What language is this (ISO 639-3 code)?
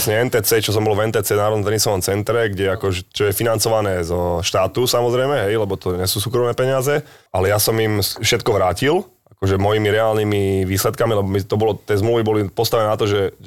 slk